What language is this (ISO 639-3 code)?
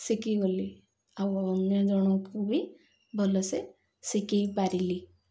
ori